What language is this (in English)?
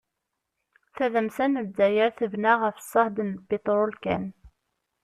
Kabyle